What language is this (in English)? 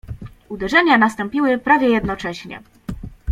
Polish